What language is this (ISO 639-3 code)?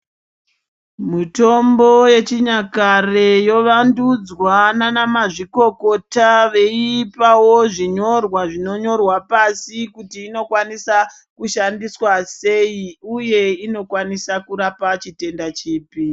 ndc